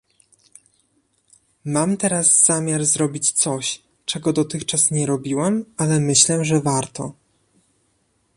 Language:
Polish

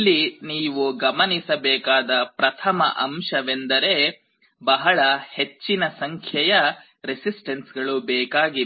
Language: Kannada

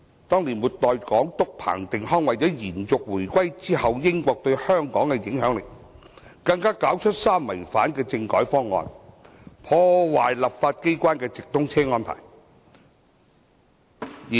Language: Cantonese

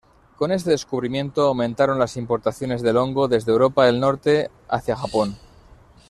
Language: Spanish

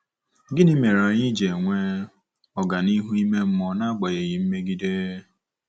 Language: Igbo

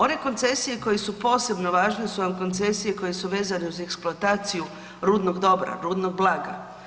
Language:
Croatian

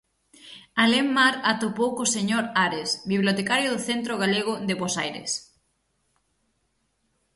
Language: Galician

